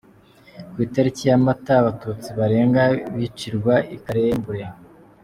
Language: Kinyarwanda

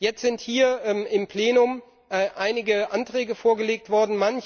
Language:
German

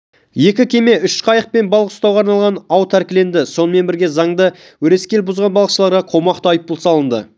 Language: Kazakh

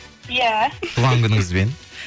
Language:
Kazakh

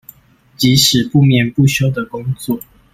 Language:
Chinese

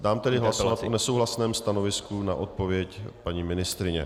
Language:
Czech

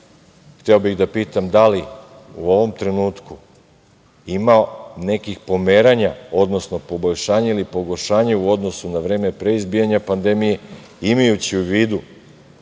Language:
Serbian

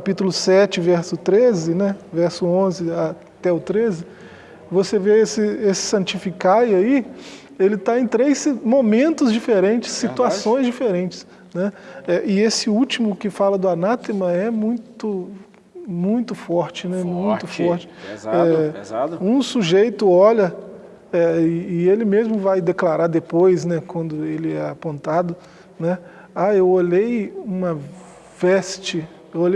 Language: Portuguese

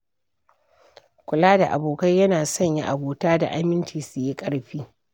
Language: Hausa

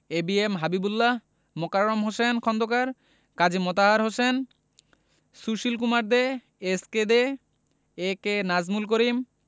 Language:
Bangla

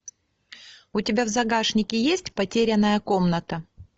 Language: Russian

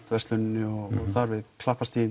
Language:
Icelandic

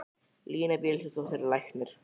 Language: Icelandic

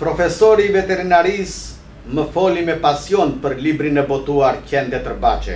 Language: Romanian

